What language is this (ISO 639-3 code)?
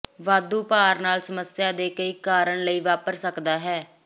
pan